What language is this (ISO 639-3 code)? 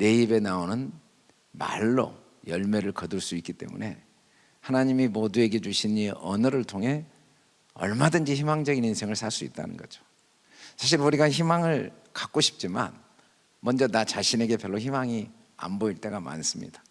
kor